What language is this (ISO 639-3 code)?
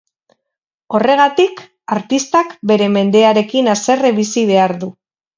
eus